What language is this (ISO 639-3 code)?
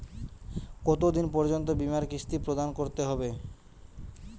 ben